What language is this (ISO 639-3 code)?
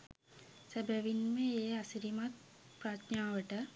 sin